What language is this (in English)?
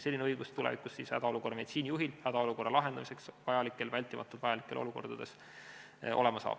Estonian